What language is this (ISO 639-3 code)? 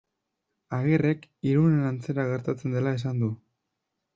eus